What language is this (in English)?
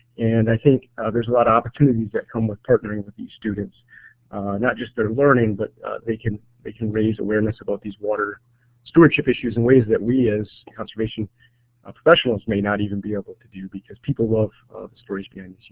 English